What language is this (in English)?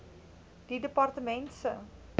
Afrikaans